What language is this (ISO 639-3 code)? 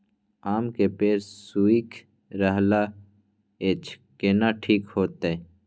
mai